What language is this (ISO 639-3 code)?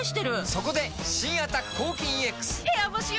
jpn